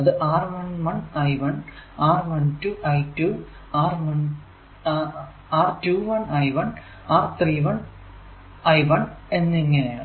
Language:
Malayalam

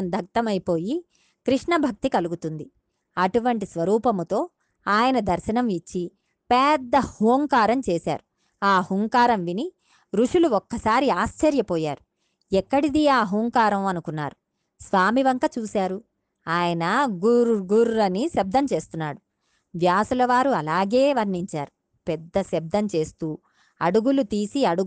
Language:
Telugu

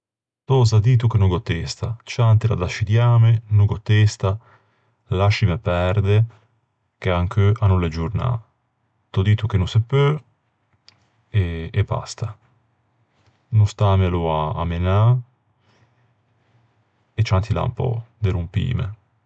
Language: Ligurian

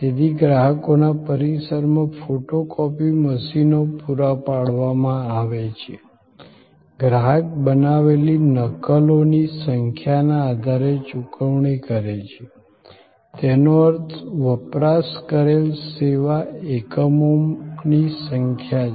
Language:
Gujarati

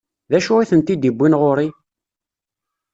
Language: Kabyle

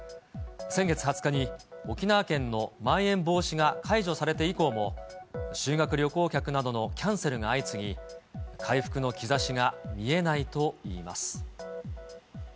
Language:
Japanese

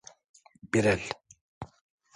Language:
Turkish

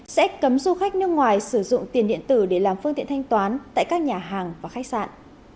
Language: Vietnamese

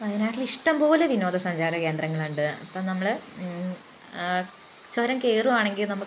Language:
Malayalam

